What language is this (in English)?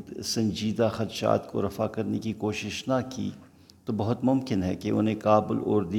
Urdu